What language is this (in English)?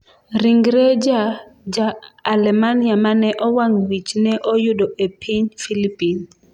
Luo (Kenya and Tanzania)